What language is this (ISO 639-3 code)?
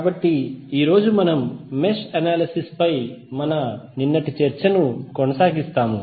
tel